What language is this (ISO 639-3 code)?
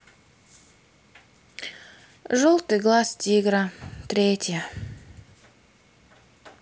rus